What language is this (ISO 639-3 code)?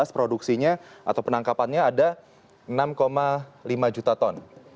ind